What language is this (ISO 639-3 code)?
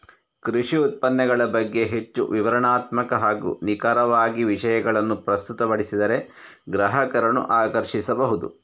kan